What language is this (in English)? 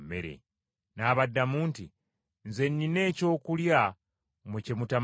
Ganda